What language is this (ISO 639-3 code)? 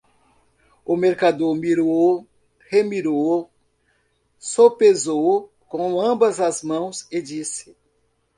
por